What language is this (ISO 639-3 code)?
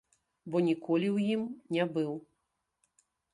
bel